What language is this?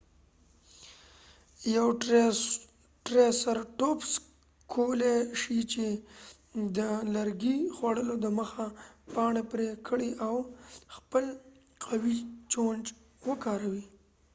Pashto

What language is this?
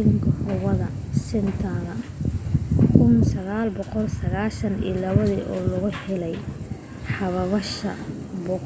Somali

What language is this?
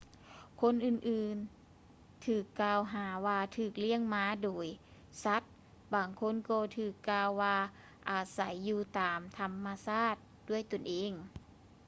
Lao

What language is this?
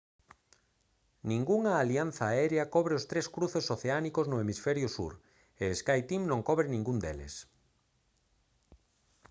Galician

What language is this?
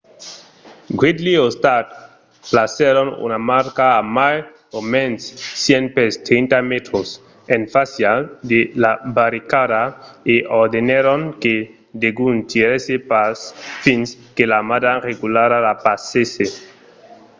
Occitan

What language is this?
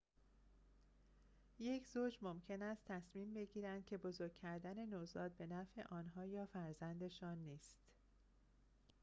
Persian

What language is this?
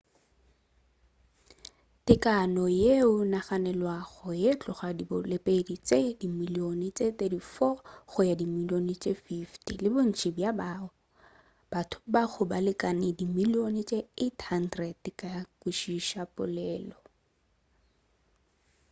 Northern Sotho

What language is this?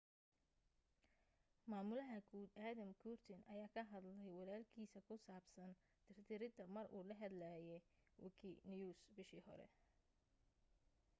Somali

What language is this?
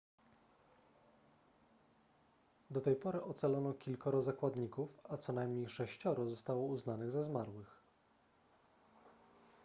Polish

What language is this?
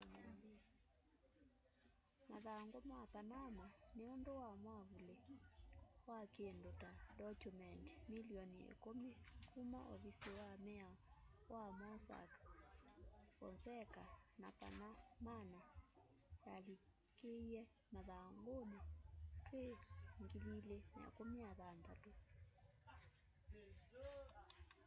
Kamba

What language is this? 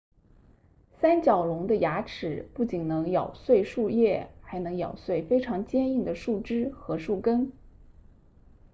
Chinese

